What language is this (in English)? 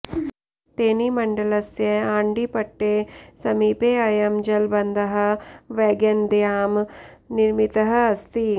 Sanskrit